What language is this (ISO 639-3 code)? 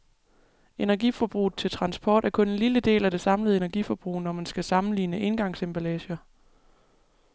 dan